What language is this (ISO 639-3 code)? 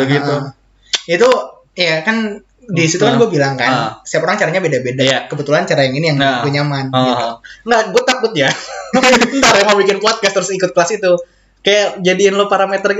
ind